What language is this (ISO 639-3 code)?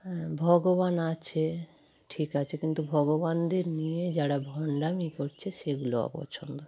ben